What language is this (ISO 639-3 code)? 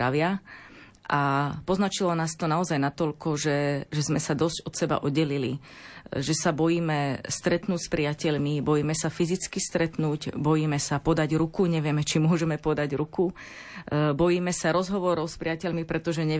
slk